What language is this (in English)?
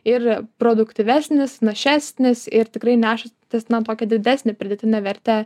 Lithuanian